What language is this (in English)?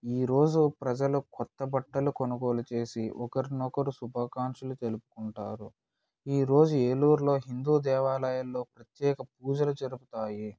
Telugu